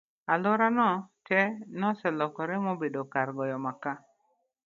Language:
Luo (Kenya and Tanzania)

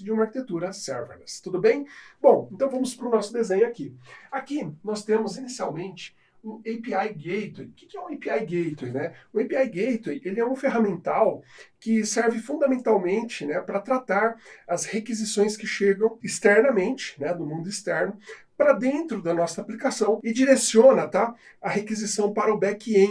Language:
Portuguese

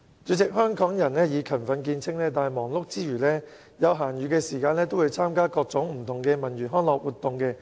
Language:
Cantonese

